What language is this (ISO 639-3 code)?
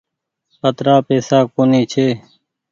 gig